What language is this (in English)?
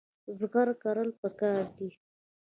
Pashto